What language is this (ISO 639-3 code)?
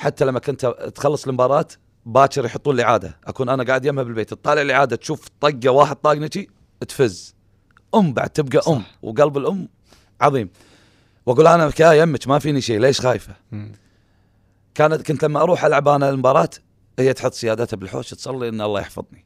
ara